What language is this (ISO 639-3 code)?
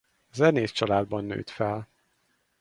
hun